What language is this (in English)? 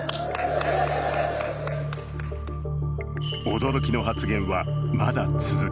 Japanese